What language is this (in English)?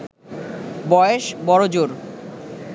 Bangla